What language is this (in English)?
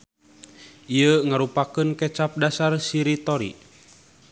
Sundanese